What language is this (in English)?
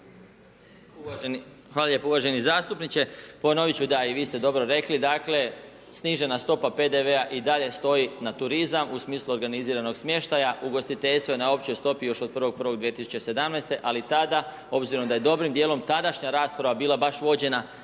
Croatian